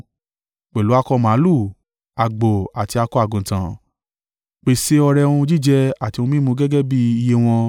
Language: Yoruba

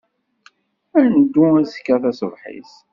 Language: Kabyle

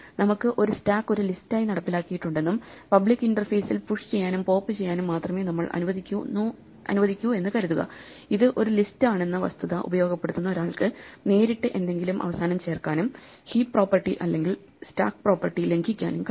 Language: Malayalam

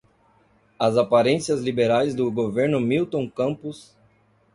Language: Portuguese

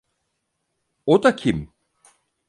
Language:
Turkish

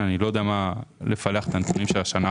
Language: Hebrew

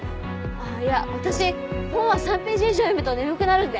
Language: Japanese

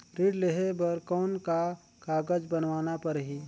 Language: Chhattisgarhi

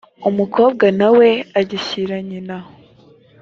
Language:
Kinyarwanda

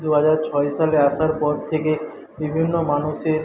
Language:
Bangla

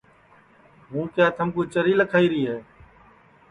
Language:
Sansi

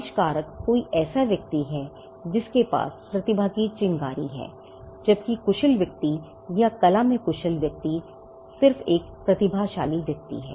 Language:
Hindi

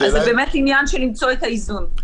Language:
Hebrew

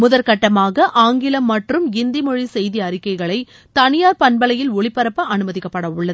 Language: Tamil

